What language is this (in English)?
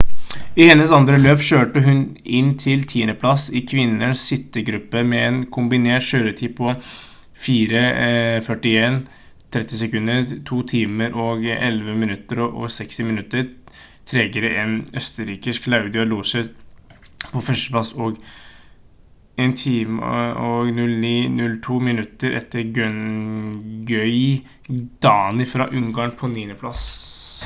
Norwegian Bokmål